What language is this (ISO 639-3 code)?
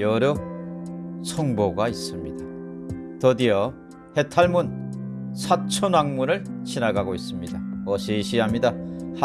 kor